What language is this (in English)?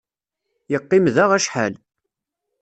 Kabyle